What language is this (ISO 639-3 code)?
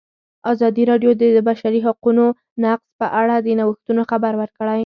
pus